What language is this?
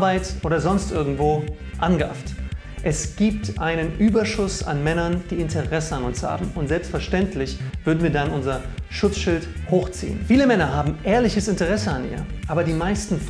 German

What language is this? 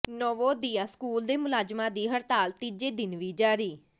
Punjabi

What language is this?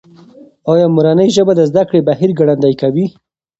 Pashto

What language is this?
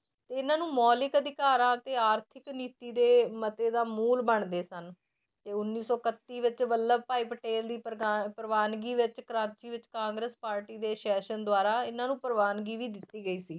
Punjabi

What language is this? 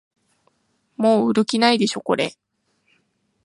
Japanese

